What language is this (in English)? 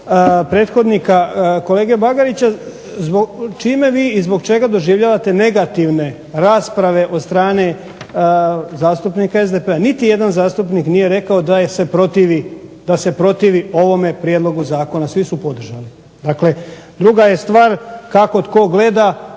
Croatian